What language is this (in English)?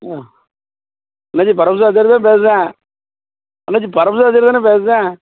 Tamil